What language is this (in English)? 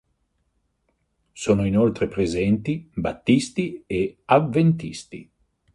Italian